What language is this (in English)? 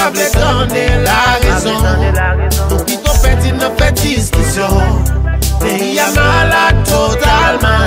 Thai